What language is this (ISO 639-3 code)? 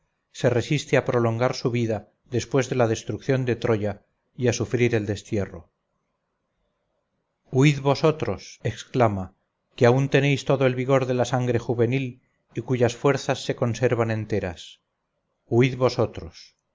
spa